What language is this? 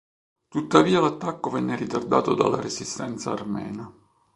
Italian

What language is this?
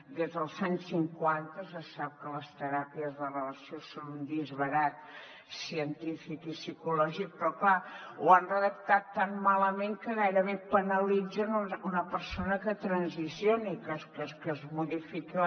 Catalan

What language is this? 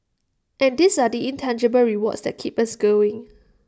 English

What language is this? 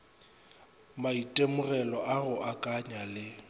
Northern Sotho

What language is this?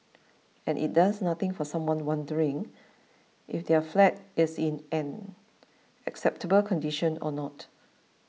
English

